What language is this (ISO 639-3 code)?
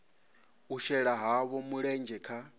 ven